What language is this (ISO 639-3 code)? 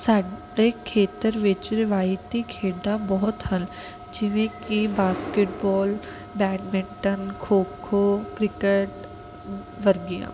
pan